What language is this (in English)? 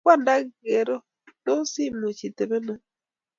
Kalenjin